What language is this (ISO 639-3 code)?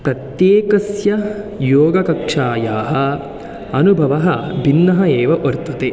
san